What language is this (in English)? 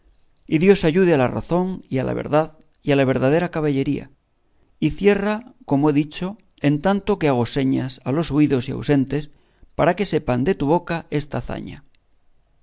Spanish